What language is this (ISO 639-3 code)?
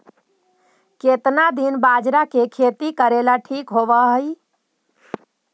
mag